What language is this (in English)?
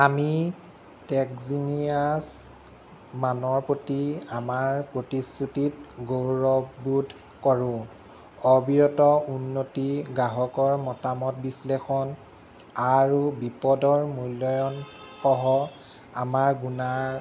Assamese